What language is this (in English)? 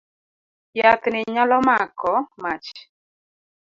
Luo (Kenya and Tanzania)